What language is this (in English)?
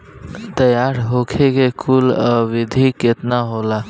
Bhojpuri